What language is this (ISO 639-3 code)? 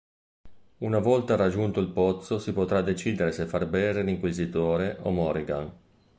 ita